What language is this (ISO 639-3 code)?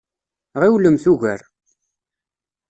kab